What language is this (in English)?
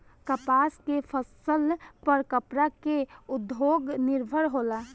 Bhojpuri